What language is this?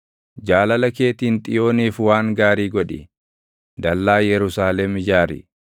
Oromo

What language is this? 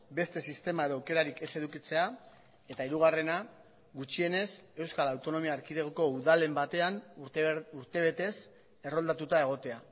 Basque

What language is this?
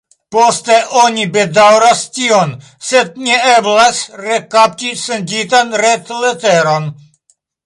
Esperanto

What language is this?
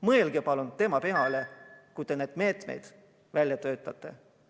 Estonian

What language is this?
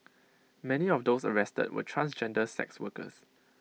English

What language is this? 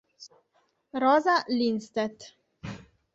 Italian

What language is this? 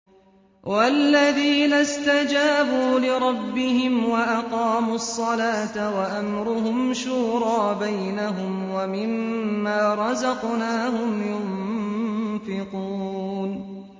Arabic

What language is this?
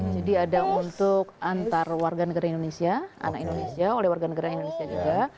Indonesian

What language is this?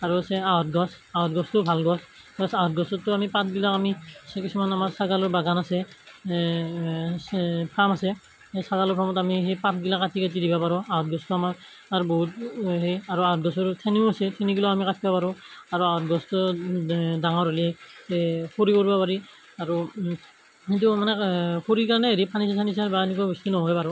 Assamese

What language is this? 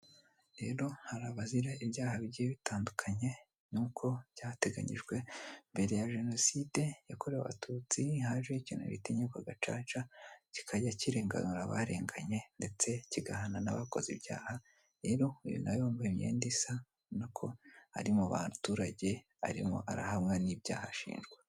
Kinyarwanda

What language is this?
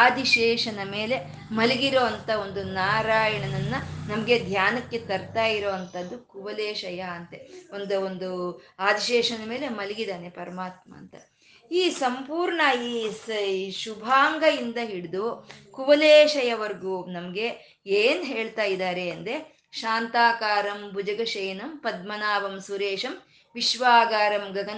Kannada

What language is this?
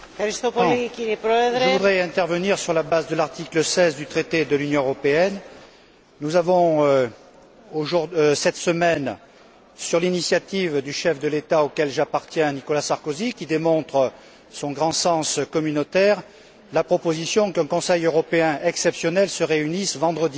French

